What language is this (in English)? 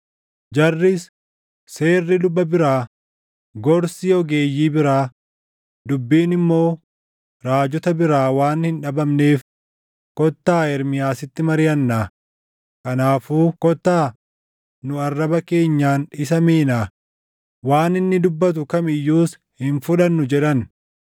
Oromo